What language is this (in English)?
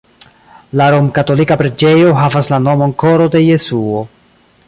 Esperanto